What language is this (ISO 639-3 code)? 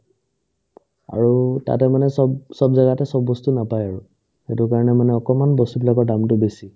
asm